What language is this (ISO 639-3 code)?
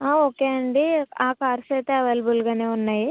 tel